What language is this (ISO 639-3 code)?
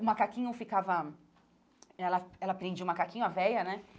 por